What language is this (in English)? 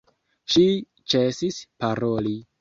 Esperanto